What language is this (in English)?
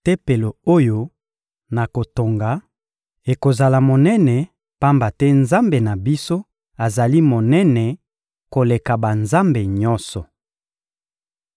Lingala